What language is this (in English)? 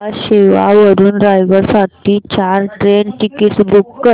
Marathi